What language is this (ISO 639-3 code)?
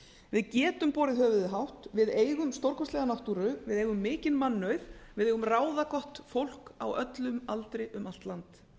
isl